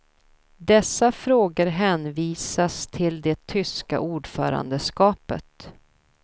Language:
Swedish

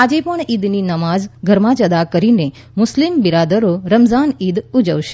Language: Gujarati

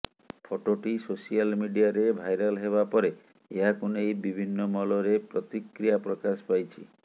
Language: Odia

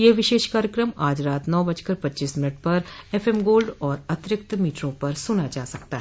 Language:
Hindi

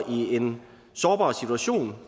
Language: Danish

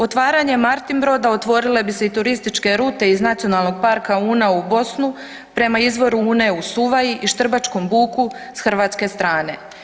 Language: Croatian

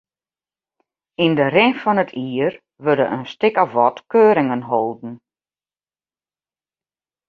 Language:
Western Frisian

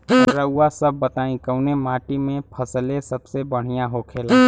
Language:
Bhojpuri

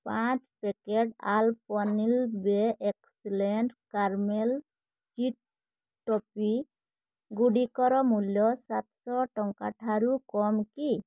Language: Odia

